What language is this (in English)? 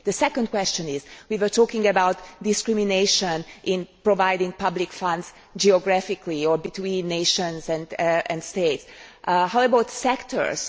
English